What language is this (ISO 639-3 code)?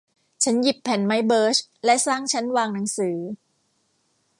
tha